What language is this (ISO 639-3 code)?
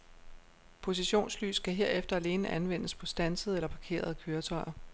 dan